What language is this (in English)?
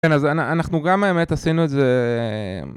Hebrew